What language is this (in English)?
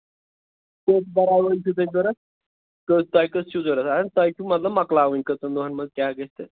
Kashmiri